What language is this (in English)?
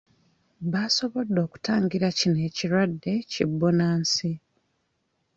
Ganda